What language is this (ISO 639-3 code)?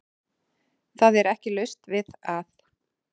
isl